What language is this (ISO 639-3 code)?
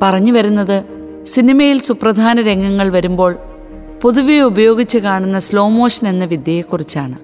mal